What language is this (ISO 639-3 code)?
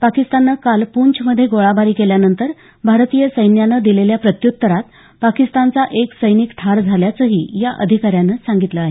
mar